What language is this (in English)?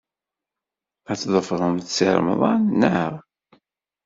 Kabyle